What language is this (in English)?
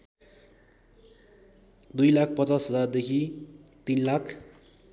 Nepali